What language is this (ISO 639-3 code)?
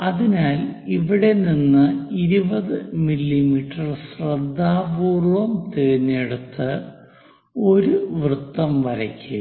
mal